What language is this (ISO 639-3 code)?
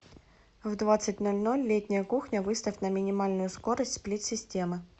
rus